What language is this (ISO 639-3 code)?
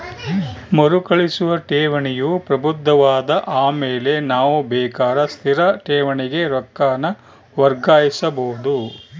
kan